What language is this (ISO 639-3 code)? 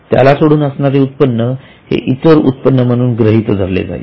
mar